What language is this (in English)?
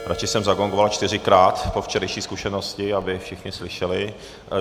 Czech